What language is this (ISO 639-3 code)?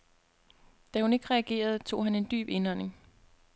dan